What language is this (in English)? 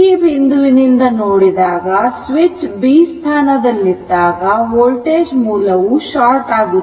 Kannada